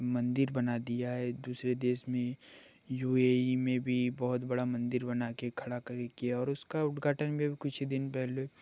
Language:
Hindi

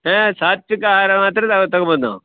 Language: Kannada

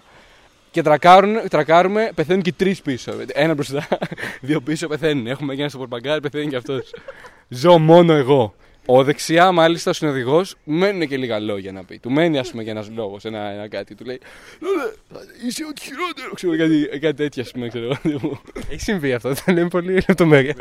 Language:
Greek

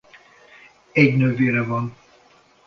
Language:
Hungarian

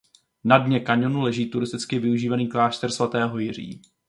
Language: Czech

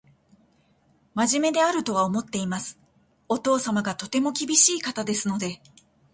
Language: Japanese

